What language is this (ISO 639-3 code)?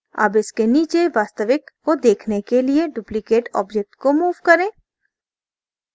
hin